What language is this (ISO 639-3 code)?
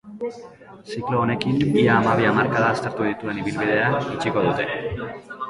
eus